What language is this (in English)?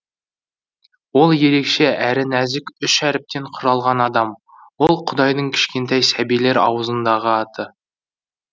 Kazakh